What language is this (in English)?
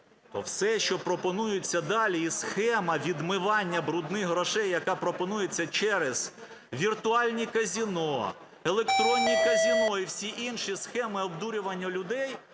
Ukrainian